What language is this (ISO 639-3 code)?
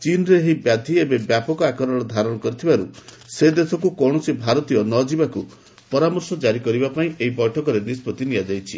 ori